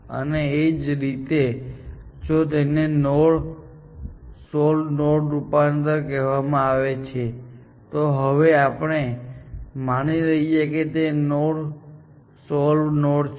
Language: Gujarati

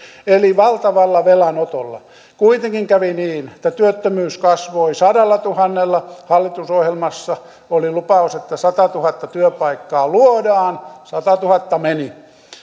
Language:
Finnish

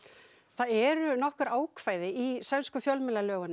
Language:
Icelandic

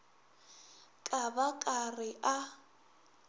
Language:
Northern Sotho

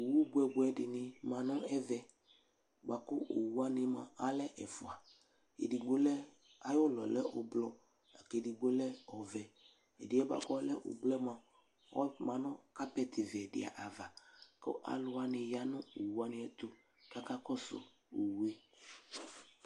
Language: Ikposo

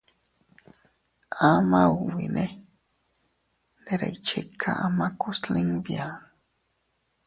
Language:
Teutila Cuicatec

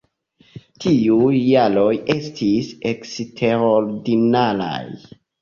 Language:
Esperanto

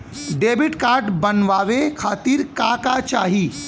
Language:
Bhojpuri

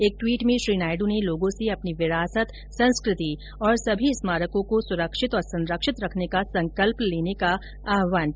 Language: Hindi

